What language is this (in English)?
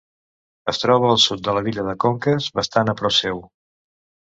Catalan